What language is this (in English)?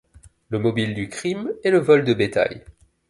French